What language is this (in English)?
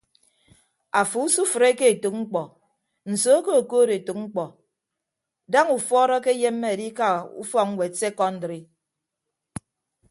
Ibibio